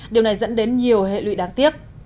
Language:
Vietnamese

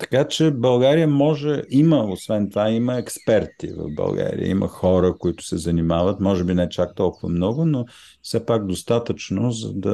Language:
Bulgarian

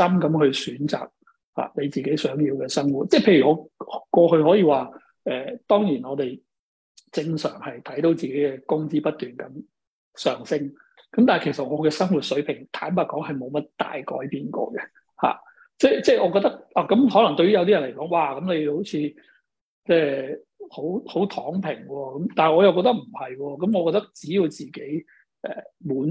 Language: Chinese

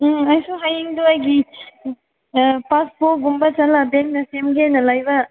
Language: Manipuri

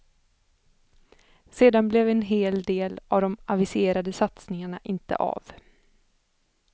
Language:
Swedish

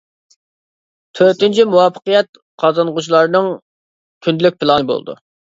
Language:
Uyghur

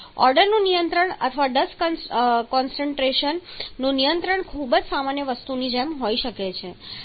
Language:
Gujarati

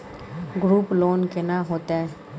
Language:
Maithili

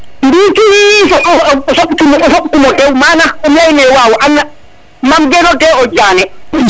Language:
Serer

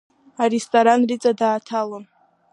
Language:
Abkhazian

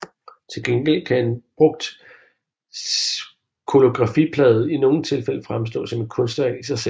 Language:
Danish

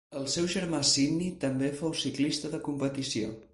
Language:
Catalan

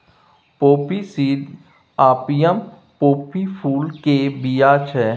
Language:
Maithili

